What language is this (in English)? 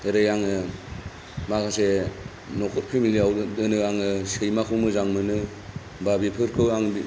Bodo